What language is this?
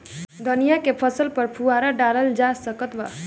Bhojpuri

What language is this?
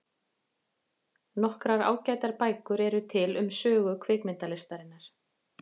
Icelandic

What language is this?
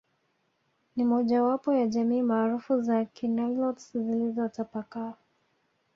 Swahili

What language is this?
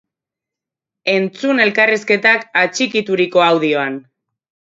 Basque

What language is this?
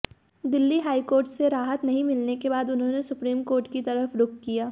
Hindi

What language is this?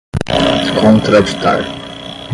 Portuguese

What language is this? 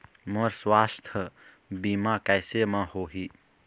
Chhattisgarhi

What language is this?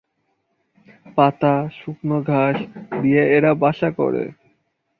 Bangla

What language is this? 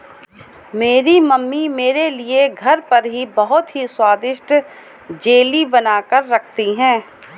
Hindi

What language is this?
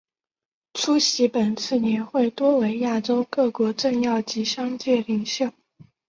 Chinese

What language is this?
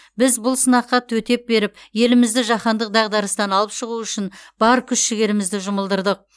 Kazakh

